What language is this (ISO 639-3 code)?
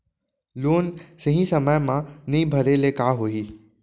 hne